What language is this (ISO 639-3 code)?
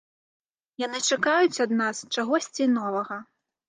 bel